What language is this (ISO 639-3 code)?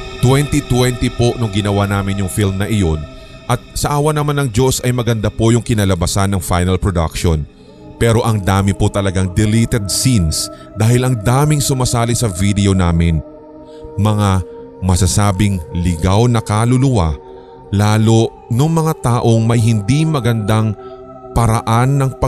fil